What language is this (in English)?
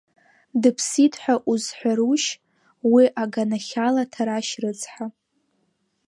Abkhazian